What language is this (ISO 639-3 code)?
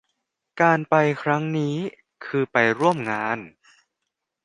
tha